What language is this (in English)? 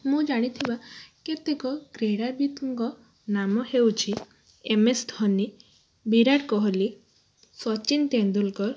Odia